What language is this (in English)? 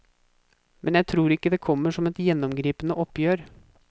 Norwegian